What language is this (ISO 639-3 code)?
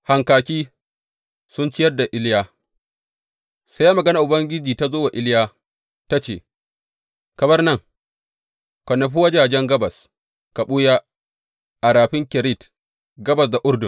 hau